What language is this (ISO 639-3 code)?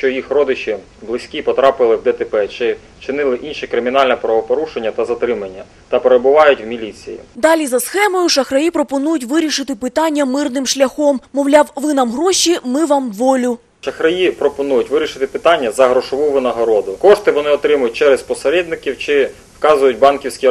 ukr